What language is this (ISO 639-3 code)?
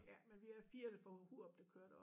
dan